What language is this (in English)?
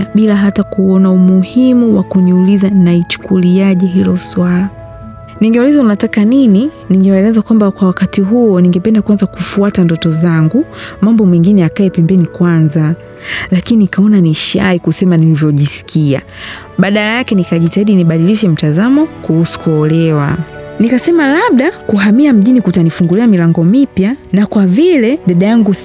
Swahili